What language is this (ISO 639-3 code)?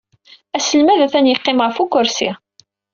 kab